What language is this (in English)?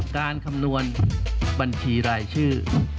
Thai